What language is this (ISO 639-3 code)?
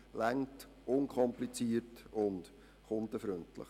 gsw